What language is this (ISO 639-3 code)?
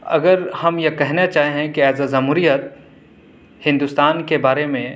urd